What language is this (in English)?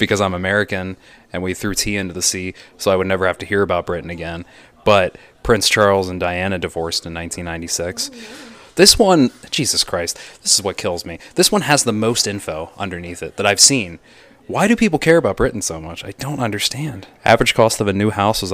English